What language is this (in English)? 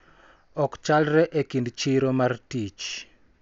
Luo (Kenya and Tanzania)